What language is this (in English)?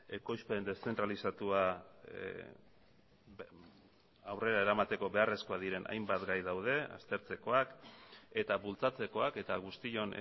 Basque